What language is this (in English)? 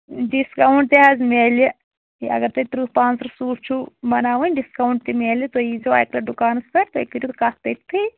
Kashmiri